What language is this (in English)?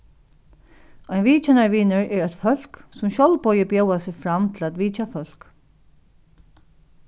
Faroese